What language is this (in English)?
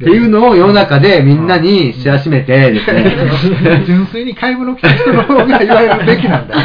Japanese